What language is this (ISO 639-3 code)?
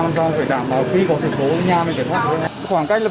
vie